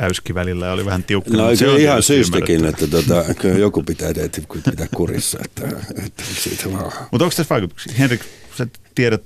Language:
Finnish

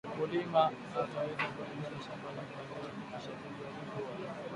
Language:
Swahili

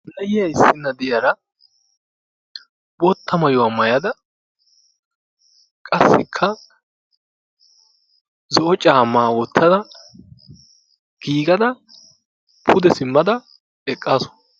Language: Wolaytta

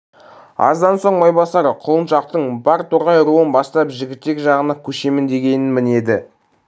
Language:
Kazakh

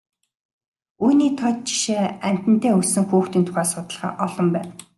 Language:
Mongolian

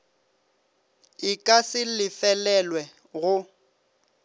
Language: Northern Sotho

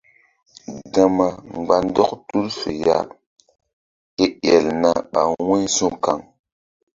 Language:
Mbum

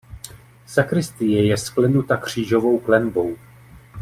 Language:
Czech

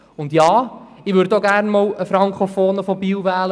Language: Swiss German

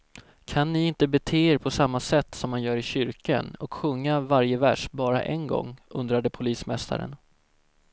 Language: Swedish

